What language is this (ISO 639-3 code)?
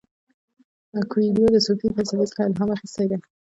pus